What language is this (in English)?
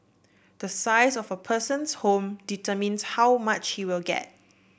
English